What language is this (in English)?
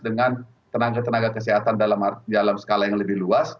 Indonesian